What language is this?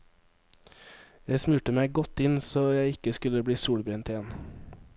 Norwegian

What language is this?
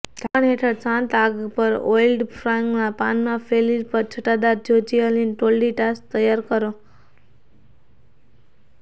Gujarati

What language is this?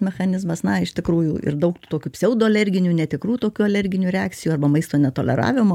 Lithuanian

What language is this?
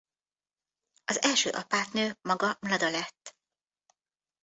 Hungarian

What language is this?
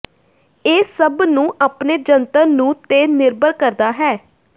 Punjabi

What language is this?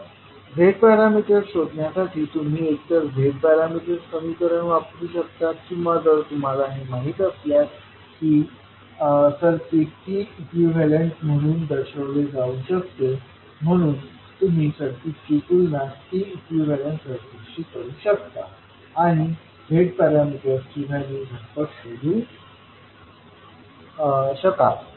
Marathi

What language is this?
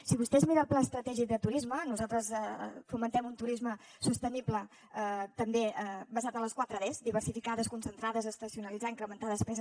Catalan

